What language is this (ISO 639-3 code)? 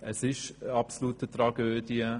gsw